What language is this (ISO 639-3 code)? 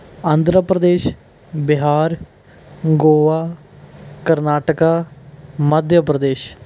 pan